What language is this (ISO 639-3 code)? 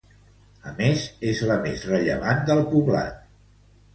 cat